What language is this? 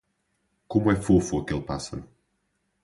Portuguese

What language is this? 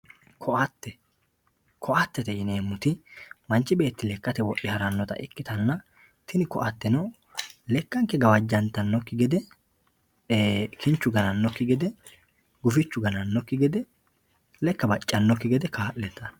Sidamo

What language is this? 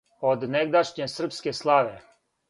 Serbian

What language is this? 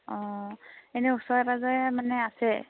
Assamese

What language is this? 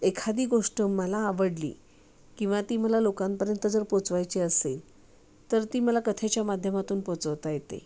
Marathi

